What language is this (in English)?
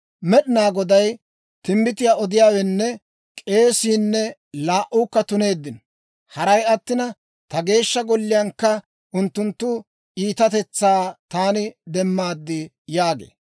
Dawro